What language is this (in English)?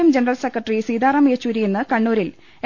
Malayalam